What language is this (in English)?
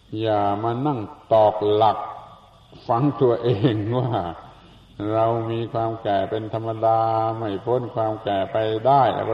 Thai